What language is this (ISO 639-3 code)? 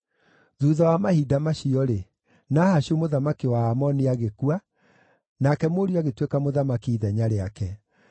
kik